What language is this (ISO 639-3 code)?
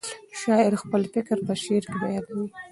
pus